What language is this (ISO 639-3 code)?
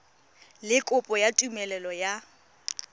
tsn